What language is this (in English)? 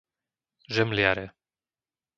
Slovak